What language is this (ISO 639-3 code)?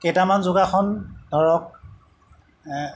asm